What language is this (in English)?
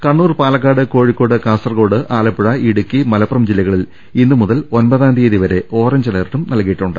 Malayalam